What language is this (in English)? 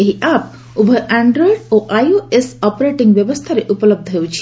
Odia